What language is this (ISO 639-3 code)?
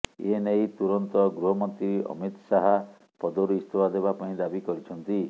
ori